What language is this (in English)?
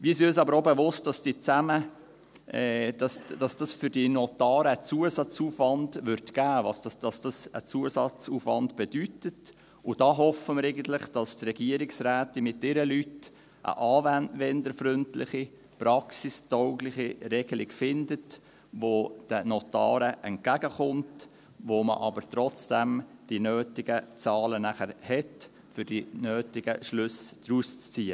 Swiss German